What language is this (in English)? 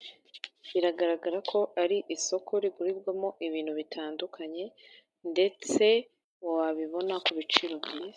Kinyarwanda